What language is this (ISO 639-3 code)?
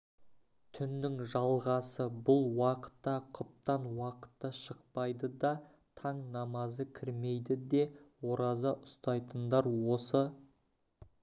kaz